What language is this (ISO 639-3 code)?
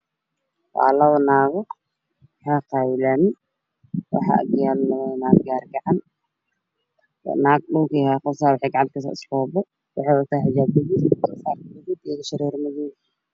som